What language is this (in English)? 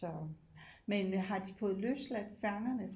Danish